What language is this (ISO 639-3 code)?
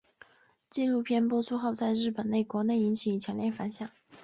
zho